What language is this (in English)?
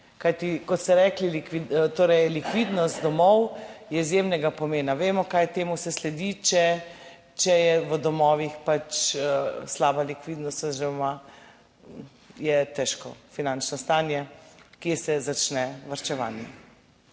Slovenian